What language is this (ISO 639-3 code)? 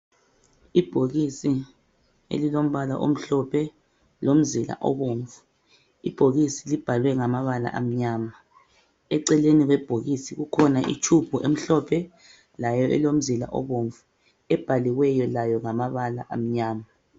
nde